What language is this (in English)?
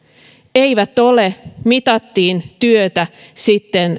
Finnish